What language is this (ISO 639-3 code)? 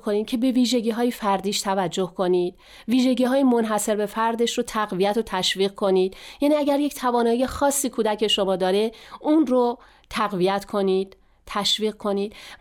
fas